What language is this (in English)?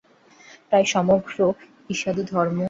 Bangla